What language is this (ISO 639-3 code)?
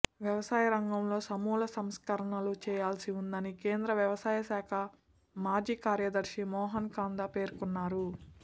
tel